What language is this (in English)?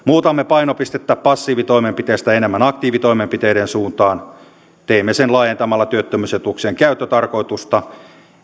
Finnish